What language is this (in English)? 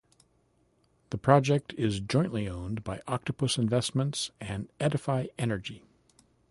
English